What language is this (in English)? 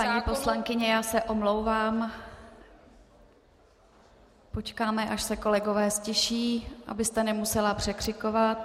Czech